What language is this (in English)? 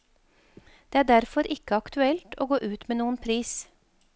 Norwegian